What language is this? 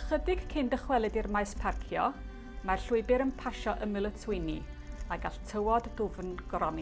Welsh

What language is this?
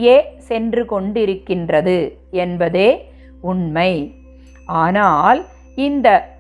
Tamil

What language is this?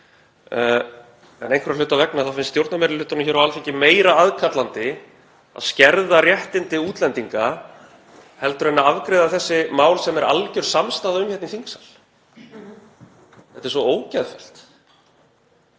Icelandic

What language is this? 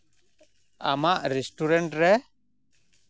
Santali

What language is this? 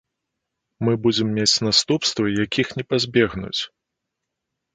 Belarusian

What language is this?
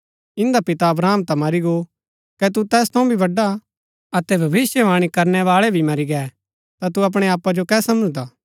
Gaddi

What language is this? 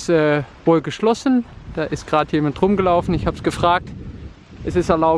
German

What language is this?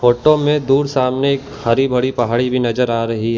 Hindi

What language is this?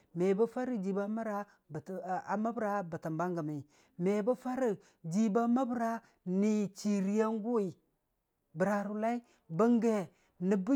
Dijim-Bwilim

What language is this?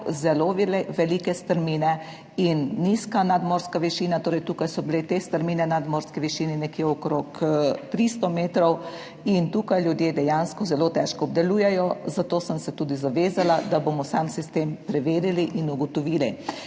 Slovenian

